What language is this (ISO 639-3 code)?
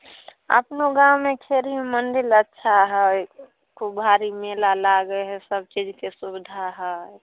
mai